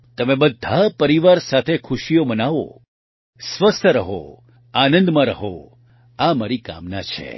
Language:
Gujarati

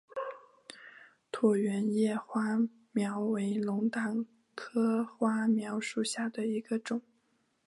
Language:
Chinese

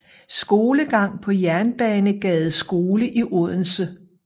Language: Danish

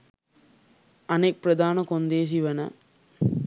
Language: Sinhala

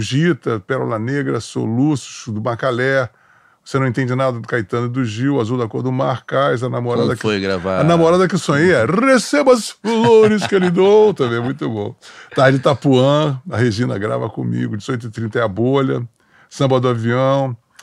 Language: Portuguese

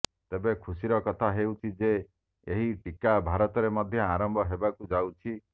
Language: Odia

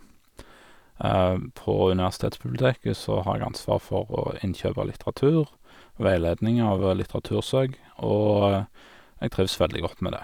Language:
Norwegian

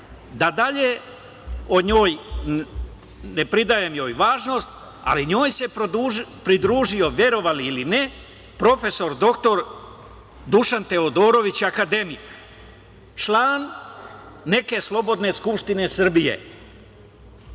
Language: Serbian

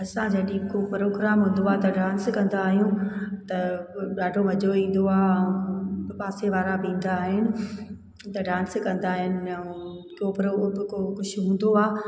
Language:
Sindhi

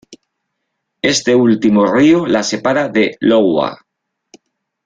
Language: Spanish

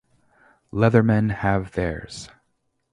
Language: English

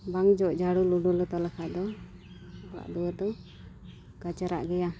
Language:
Santali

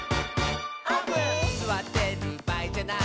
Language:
Japanese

